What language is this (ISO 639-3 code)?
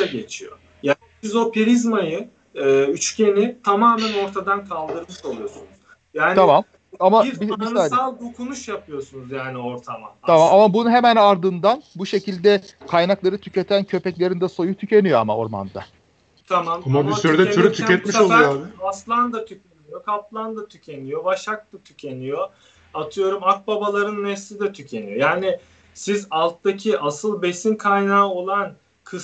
tur